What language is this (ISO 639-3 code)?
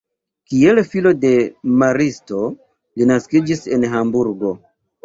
epo